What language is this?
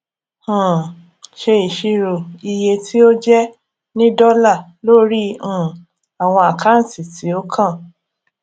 Yoruba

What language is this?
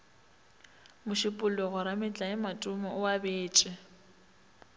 Northern Sotho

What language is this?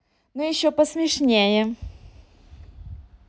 Russian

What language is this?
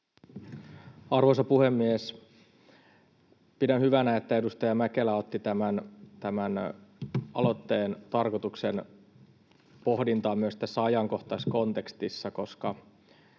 Finnish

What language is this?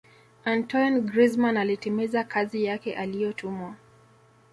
Swahili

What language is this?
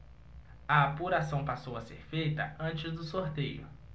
Portuguese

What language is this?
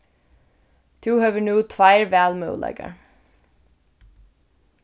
Faroese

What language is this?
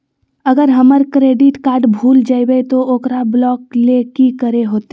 Magahi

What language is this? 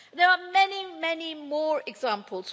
English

